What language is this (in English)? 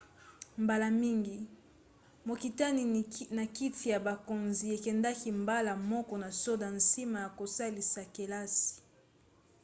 Lingala